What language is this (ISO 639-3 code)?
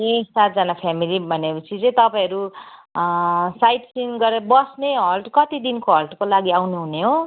nep